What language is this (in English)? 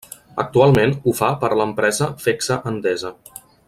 Catalan